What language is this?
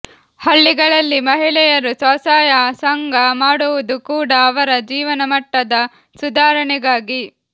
Kannada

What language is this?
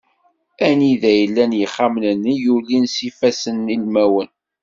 Kabyle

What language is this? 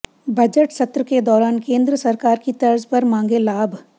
Hindi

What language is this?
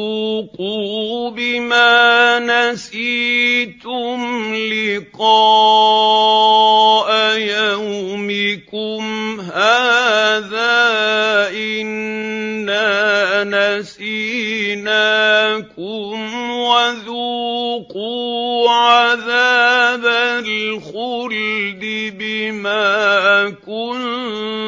Arabic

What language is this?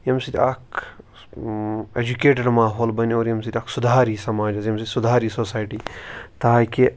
Kashmiri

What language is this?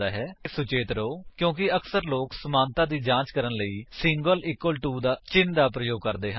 Punjabi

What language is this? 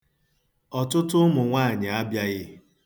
Igbo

